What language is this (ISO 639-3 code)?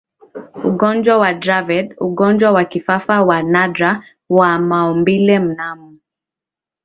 swa